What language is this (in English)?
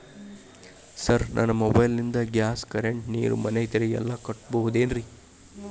Kannada